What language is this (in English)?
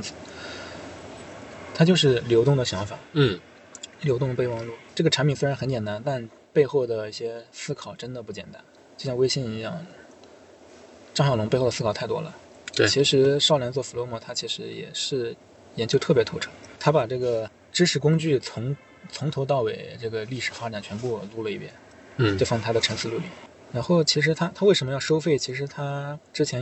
Chinese